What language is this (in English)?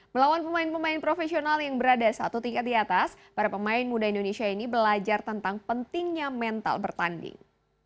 Indonesian